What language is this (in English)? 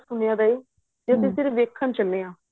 Punjabi